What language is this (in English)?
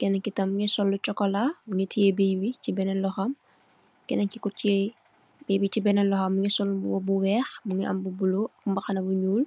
Wolof